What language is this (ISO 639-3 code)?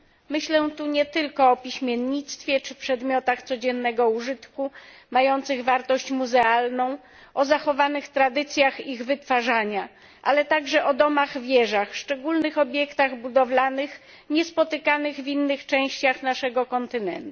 pol